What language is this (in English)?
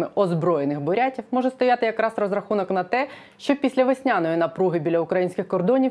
Ukrainian